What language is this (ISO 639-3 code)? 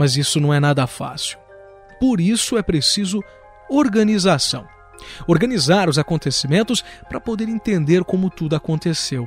por